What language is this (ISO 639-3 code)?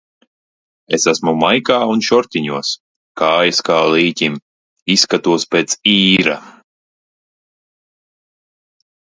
lav